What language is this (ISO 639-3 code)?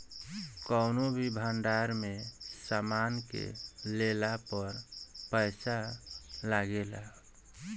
bho